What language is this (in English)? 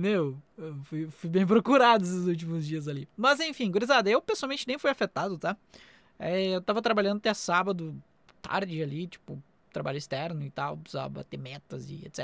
Portuguese